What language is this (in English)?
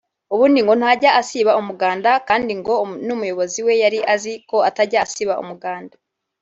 Kinyarwanda